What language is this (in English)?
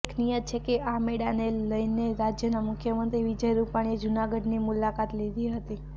Gujarati